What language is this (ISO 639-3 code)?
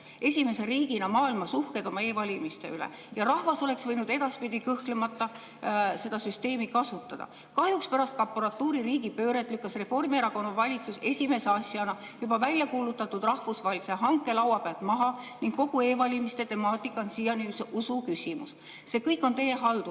est